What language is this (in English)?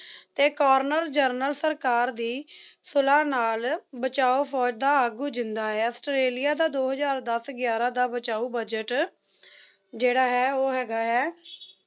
Punjabi